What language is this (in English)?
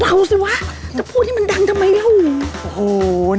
Thai